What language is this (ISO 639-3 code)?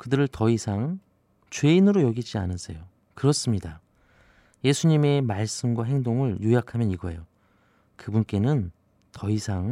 kor